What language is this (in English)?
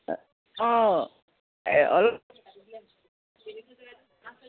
Assamese